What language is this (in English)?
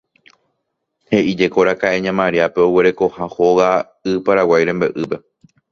Guarani